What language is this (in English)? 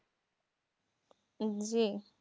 Bangla